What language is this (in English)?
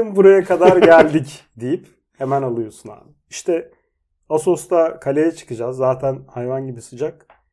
Turkish